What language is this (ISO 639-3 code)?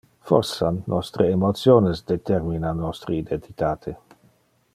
ina